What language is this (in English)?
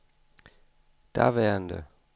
Danish